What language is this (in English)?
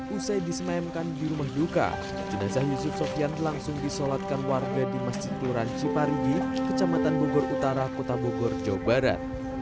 Indonesian